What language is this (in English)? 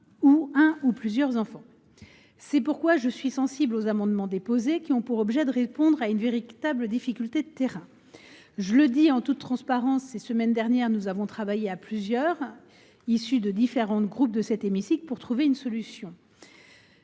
French